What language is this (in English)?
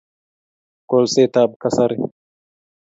Kalenjin